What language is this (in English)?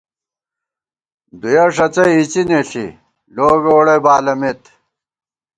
Gawar-Bati